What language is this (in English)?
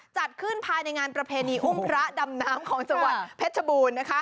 Thai